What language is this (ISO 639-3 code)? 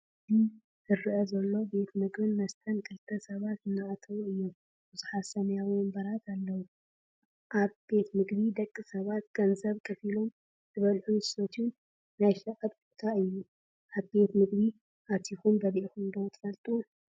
tir